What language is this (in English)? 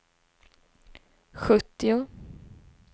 Swedish